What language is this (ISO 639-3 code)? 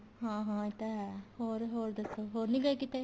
pan